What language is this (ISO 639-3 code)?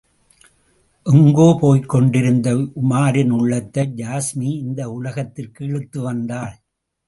tam